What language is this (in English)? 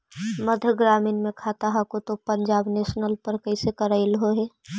Magahi